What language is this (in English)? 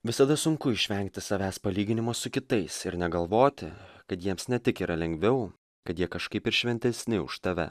Lithuanian